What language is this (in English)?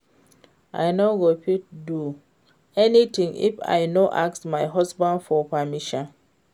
Nigerian Pidgin